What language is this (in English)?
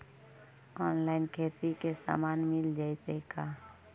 Magahi